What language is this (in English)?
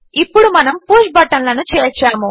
Telugu